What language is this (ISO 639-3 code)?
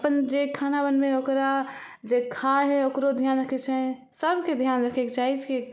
mai